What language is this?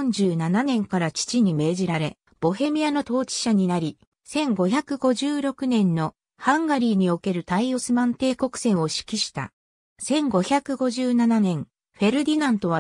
Japanese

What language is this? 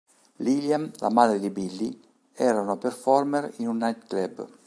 Italian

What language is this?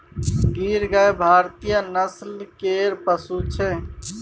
Maithili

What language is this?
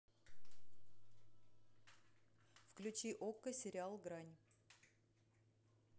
Russian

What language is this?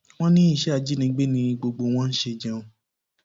Yoruba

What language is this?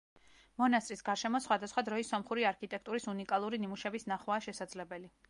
Georgian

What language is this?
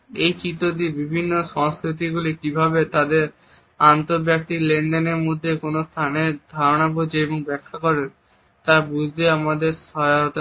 Bangla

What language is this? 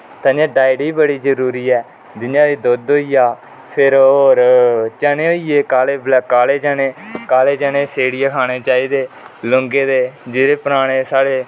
Dogri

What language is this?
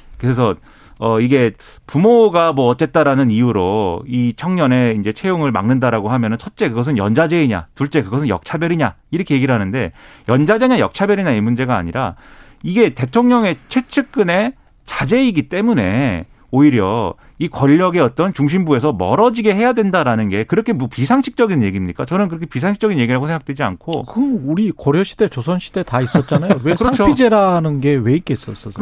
Korean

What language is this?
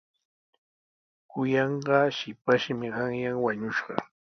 Sihuas Ancash Quechua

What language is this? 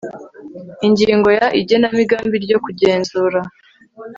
Kinyarwanda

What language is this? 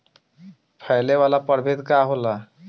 Bhojpuri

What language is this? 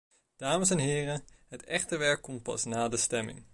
Dutch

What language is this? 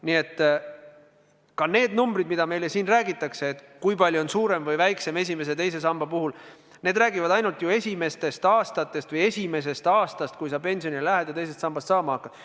Estonian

